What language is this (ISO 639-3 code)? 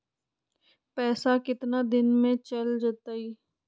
mag